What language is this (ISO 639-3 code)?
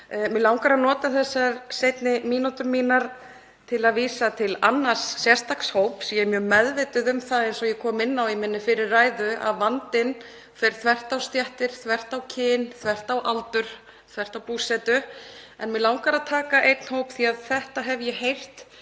isl